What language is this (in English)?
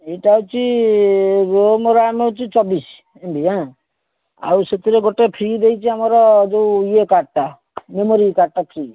Odia